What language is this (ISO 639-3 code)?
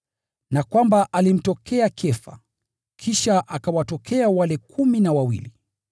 swa